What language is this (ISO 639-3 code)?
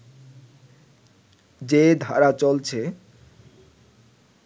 ben